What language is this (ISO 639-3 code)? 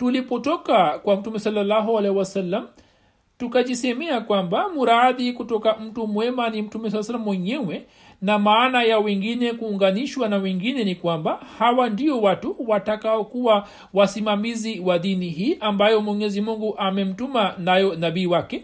swa